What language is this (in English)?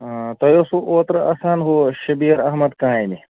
Kashmiri